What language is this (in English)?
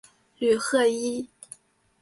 Chinese